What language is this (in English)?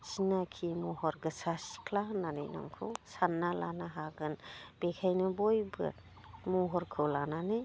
Bodo